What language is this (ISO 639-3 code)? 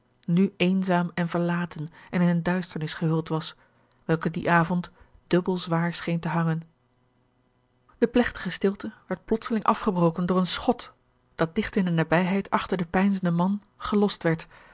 nld